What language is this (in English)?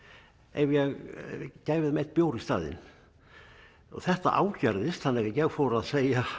Icelandic